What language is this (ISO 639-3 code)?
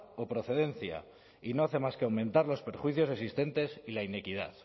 spa